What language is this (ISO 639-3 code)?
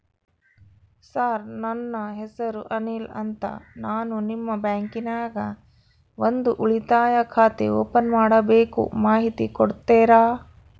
kan